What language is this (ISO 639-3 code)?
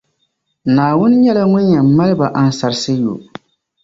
dag